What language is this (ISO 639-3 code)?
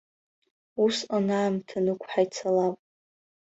abk